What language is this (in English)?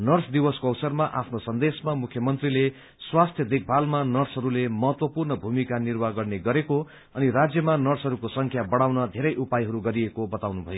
Nepali